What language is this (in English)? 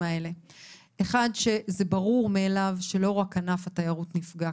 Hebrew